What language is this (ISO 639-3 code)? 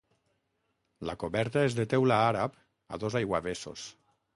cat